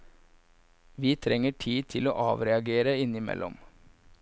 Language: Norwegian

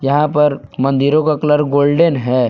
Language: Hindi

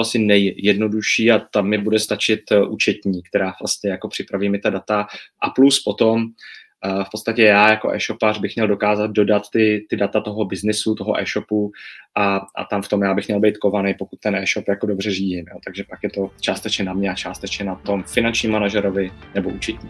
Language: Czech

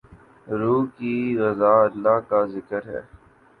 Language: Urdu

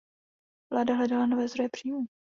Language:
Czech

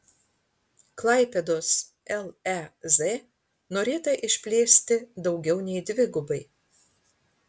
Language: Lithuanian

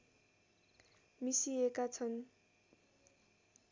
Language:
Nepali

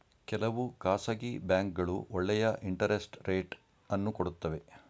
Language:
Kannada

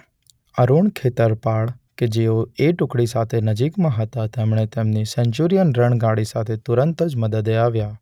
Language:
Gujarati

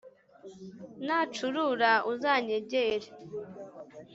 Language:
Kinyarwanda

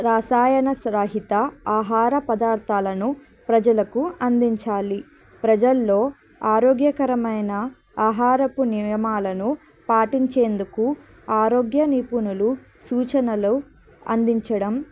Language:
Telugu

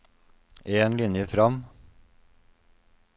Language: Norwegian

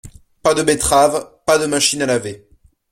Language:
French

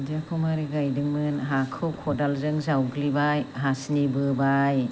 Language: Bodo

